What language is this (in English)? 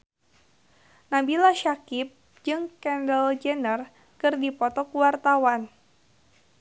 Sundanese